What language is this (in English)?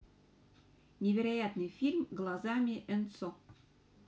Russian